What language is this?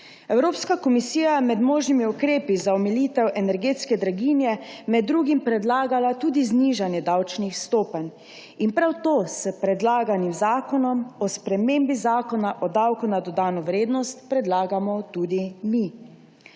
Slovenian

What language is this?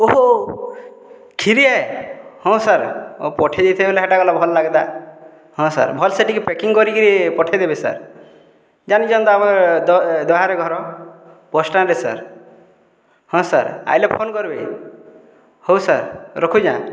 Odia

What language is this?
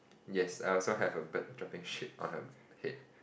English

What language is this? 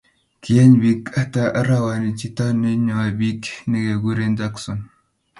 Kalenjin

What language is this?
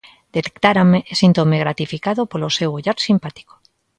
Galician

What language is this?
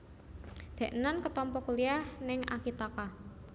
Javanese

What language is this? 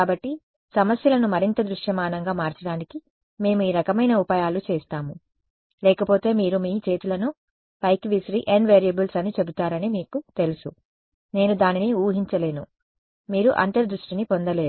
Telugu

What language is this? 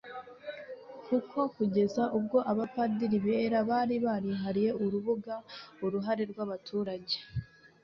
Kinyarwanda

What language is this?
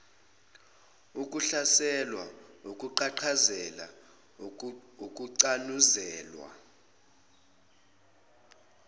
Zulu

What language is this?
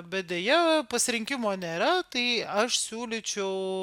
Lithuanian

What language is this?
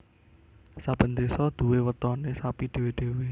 Javanese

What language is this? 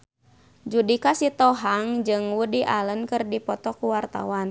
Sundanese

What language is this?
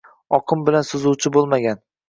Uzbek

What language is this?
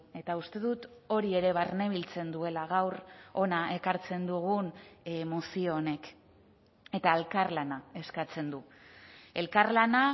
Basque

